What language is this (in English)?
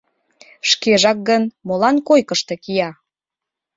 Mari